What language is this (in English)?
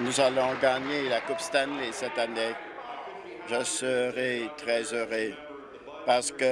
French